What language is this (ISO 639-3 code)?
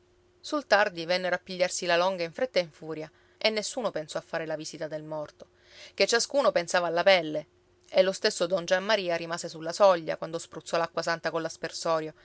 ita